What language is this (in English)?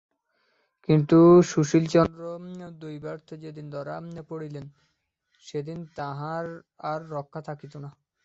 Bangla